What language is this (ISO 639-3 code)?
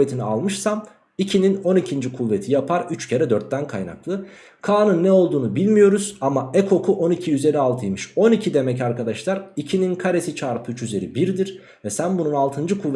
tur